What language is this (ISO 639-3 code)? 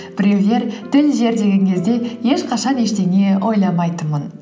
kaz